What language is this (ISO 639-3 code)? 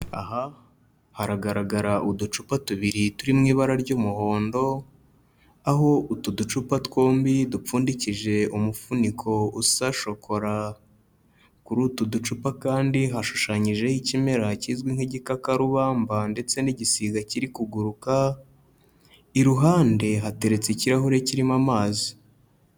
kin